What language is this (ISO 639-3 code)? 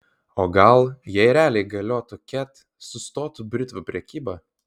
lit